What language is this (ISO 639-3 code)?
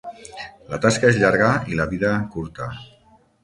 cat